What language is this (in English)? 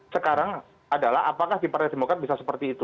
Indonesian